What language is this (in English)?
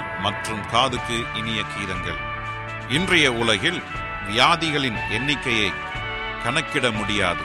Tamil